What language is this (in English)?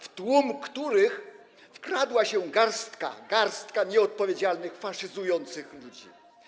Polish